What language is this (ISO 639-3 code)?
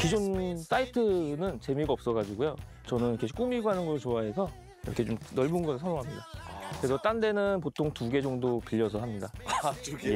kor